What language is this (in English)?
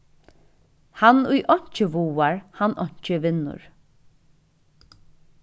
Faroese